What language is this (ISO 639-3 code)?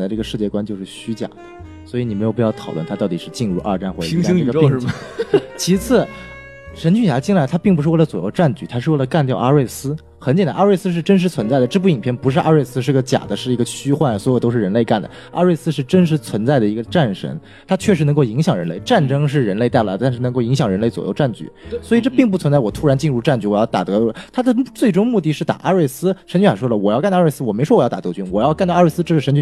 zho